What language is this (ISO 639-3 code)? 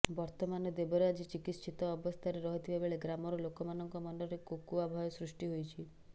ori